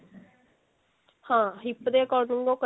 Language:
Punjabi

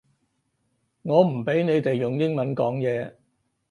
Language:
Cantonese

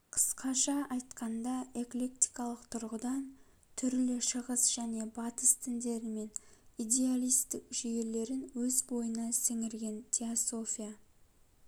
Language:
Kazakh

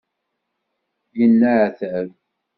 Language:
Kabyle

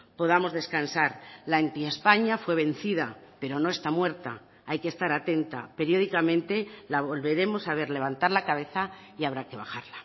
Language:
Spanish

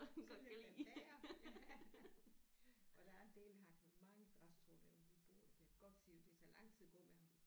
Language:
Danish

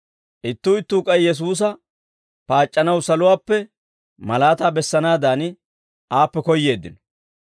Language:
Dawro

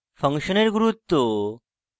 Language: Bangla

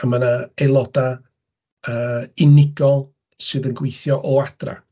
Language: Welsh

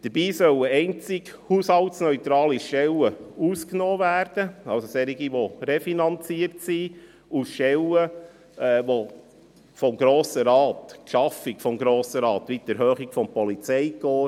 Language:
Swiss German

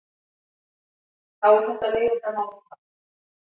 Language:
Icelandic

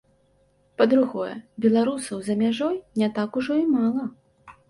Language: Belarusian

